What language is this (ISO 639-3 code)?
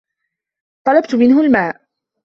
ara